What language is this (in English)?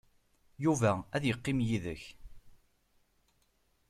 Kabyle